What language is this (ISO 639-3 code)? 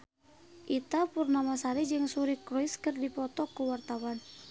sun